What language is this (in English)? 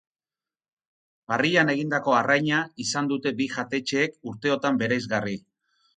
Basque